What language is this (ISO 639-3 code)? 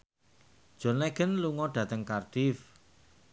jav